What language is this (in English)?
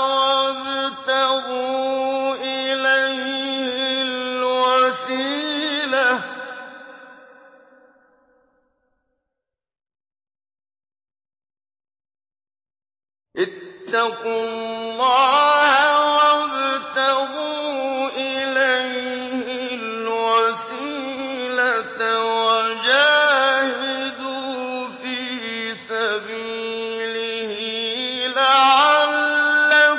Arabic